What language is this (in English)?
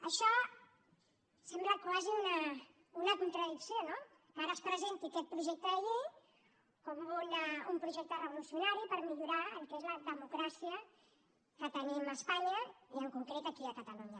Catalan